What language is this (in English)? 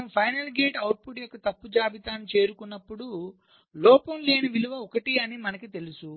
Telugu